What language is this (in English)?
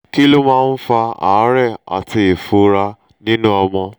Yoruba